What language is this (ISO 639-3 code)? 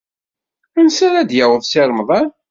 kab